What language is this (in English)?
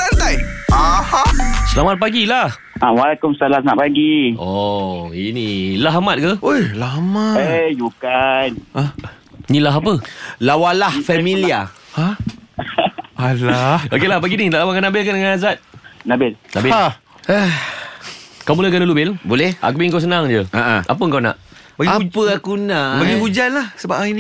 Malay